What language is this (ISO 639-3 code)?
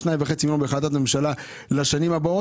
heb